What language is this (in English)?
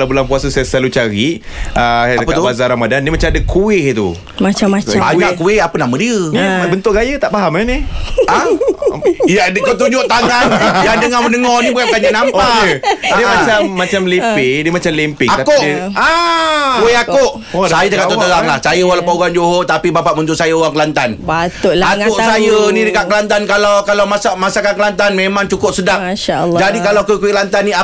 Malay